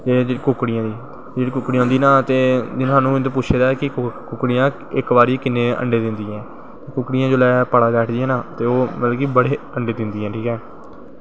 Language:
Dogri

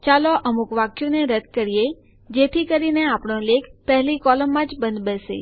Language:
Gujarati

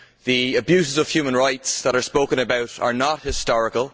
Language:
English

